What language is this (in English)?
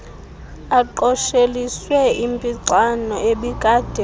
Xhosa